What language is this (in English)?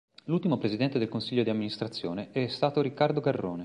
Italian